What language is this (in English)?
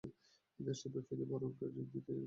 Bangla